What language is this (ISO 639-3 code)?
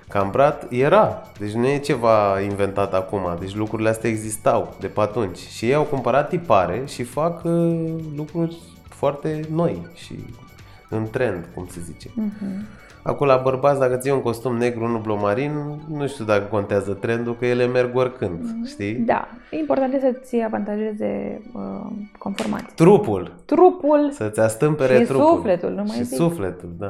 ron